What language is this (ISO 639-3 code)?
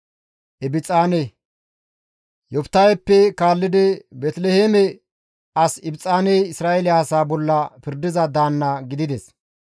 gmv